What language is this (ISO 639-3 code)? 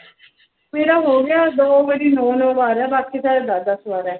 pan